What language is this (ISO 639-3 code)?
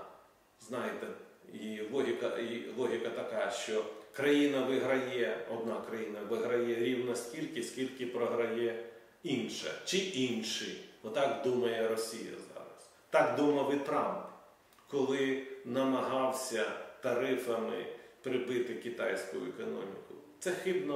ukr